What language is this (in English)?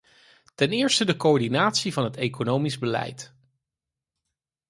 Dutch